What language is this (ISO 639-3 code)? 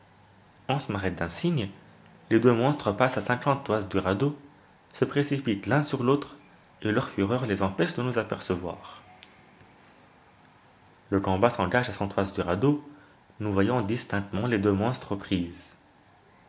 fra